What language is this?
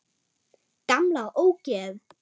Icelandic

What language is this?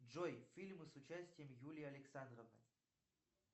Russian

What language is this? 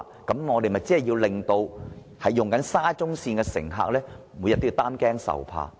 Cantonese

